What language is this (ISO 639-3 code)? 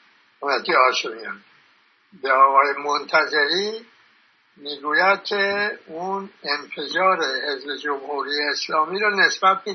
fas